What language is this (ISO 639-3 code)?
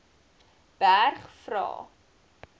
afr